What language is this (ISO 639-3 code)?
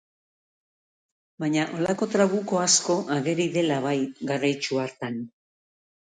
eus